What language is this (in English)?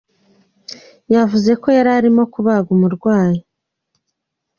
Kinyarwanda